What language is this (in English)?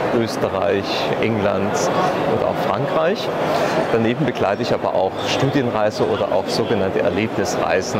German